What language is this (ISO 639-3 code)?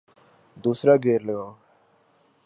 urd